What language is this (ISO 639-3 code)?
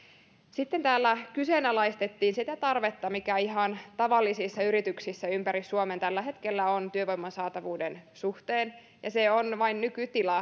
fin